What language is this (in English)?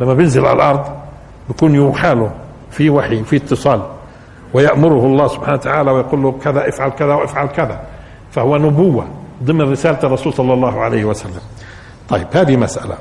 Arabic